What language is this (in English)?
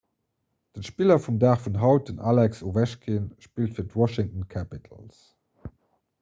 Luxembourgish